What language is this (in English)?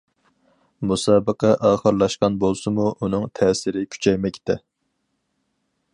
Uyghur